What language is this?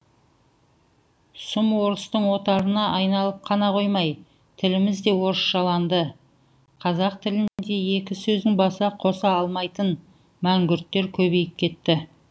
Kazakh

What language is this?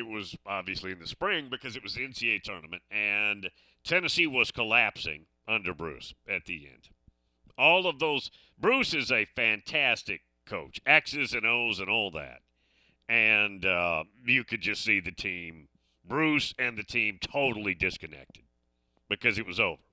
English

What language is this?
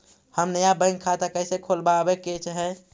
Magahi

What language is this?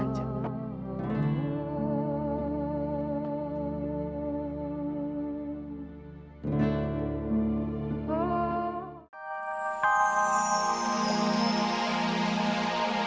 Indonesian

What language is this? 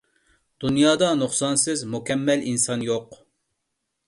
Uyghur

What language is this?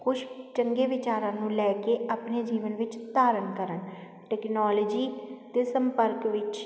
Punjabi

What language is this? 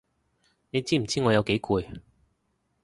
Cantonese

